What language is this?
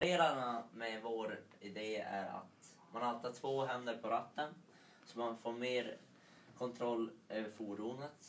Swedish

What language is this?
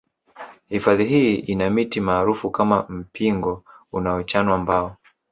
Swahili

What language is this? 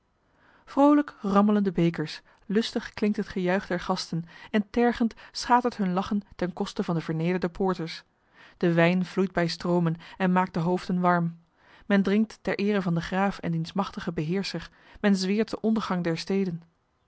Dutch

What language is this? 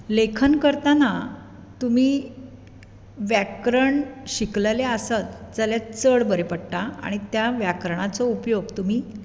Konkani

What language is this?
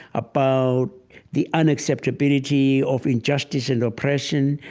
English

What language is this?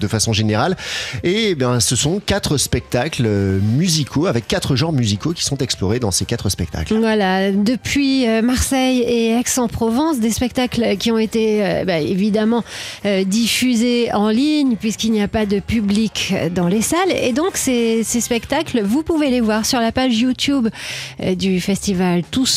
French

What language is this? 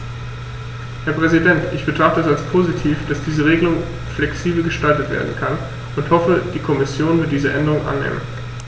German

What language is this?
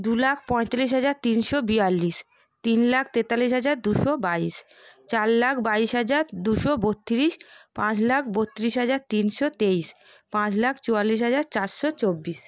Bangla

